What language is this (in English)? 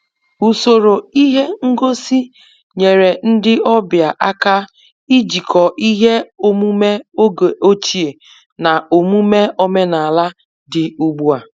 Igbo